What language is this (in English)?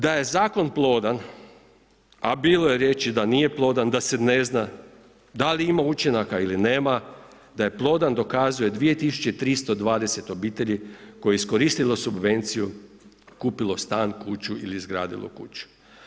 Croatian